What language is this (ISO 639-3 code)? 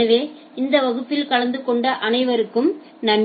tam